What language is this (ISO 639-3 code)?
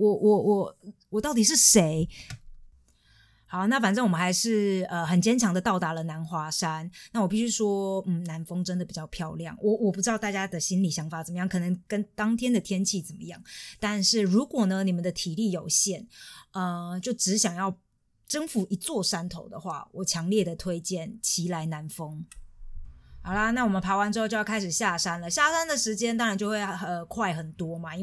zho